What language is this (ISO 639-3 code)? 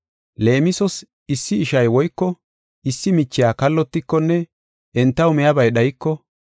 gof